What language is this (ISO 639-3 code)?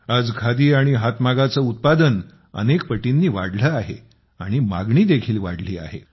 mar